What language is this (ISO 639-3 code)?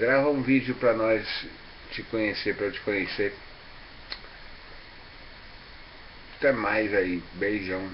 por